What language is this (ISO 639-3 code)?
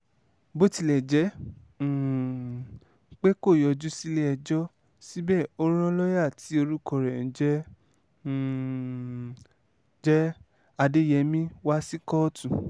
yor